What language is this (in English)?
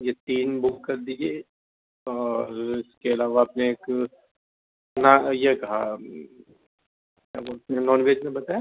Urdu